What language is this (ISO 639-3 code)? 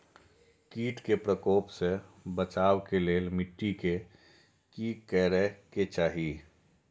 mai